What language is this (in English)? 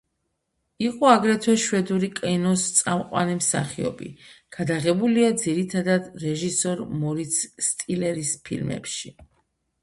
Georgian